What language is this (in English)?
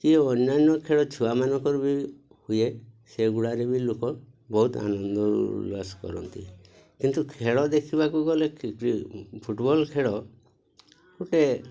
Odia